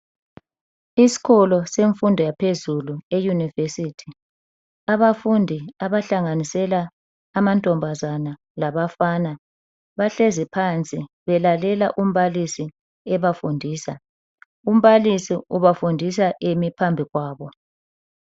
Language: North Ndebele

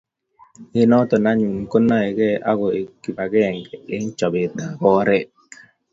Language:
Kalenjin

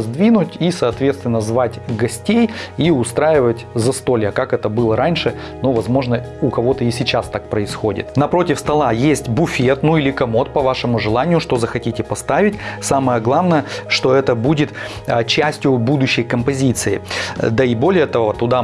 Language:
Russian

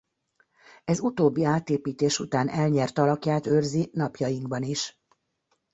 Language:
Hungarian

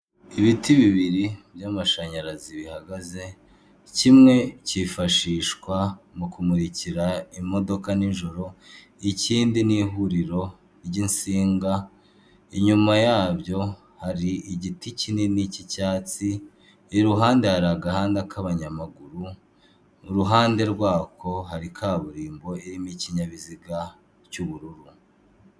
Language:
Kinyarwanda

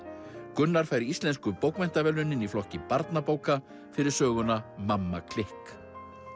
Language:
Icelandic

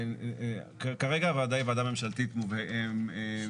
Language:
Hebrew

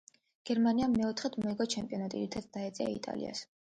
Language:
Georgian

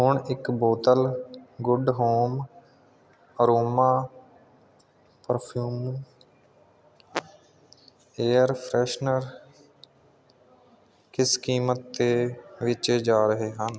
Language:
Punjabi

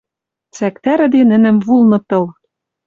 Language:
Western Mari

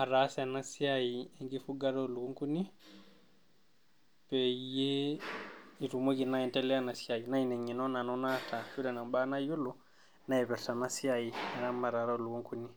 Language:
Masai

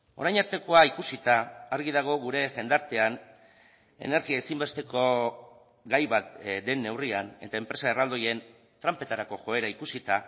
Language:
Basque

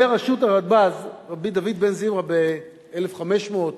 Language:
Hebrew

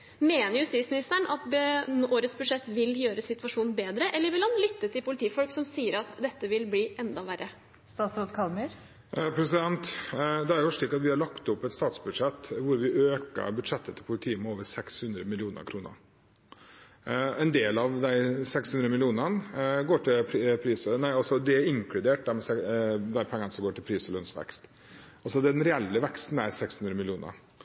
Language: Norwegian Bokmål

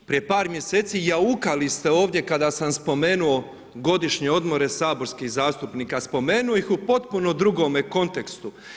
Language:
Croatian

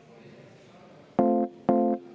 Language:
Estonian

